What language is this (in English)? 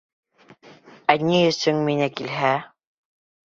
Bashkir